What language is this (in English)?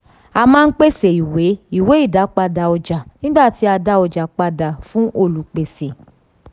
Yoruba